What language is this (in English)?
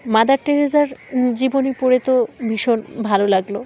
Bangla